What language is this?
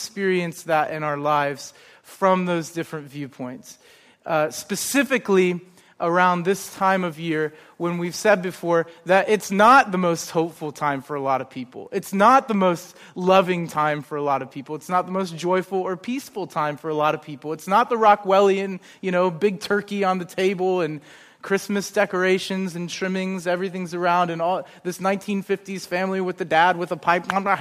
English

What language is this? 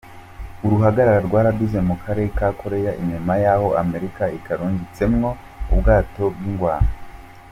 Kinyarwanda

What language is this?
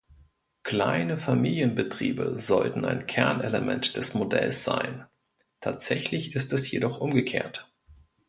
German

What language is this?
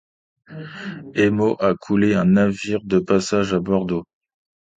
French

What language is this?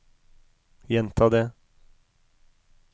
Norwegian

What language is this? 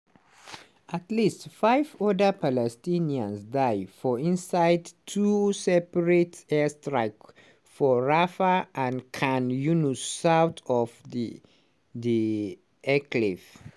Nigerian Pidgin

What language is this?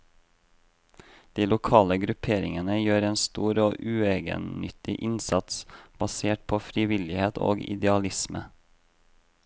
Norwegian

